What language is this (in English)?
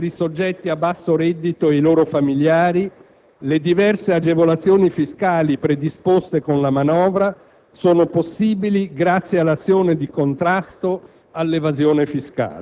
Italian